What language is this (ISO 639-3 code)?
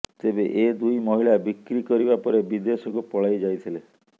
ori